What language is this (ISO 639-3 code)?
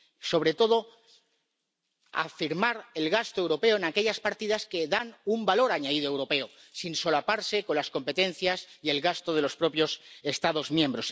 spa